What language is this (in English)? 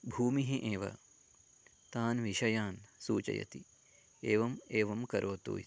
Sanskrit